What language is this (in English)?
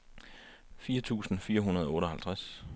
Danish